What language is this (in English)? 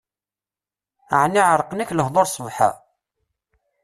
Kabyle